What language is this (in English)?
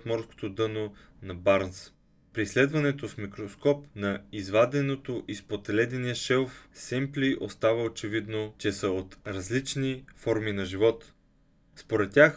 Bulgarian